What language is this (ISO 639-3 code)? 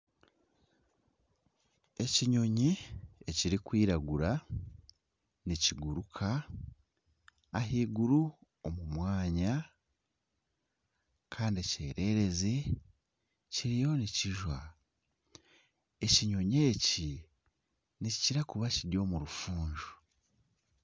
nyn